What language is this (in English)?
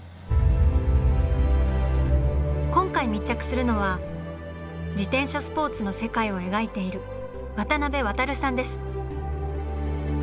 Japanese